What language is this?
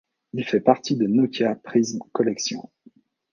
French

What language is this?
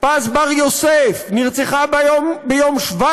Hebrew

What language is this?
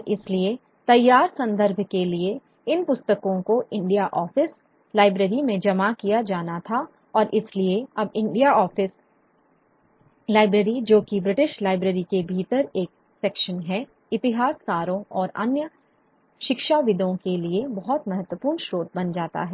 Hindi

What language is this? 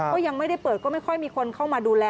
Thai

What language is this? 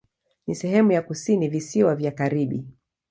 Swahili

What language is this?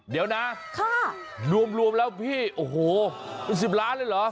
Thai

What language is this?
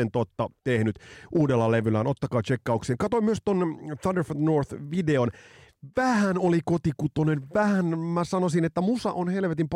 Finnish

